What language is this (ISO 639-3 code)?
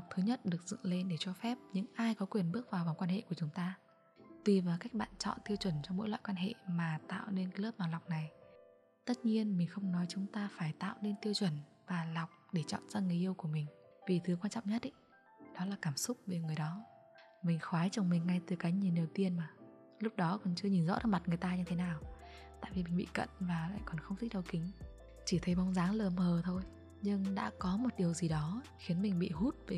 vie